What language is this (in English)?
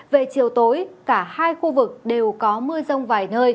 Vietnamese